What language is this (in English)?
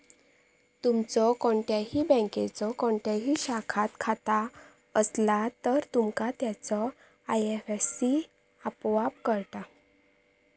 Marathi